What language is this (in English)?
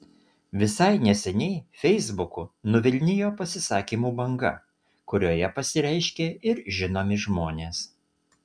Lithuanian